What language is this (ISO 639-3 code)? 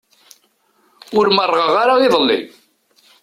kab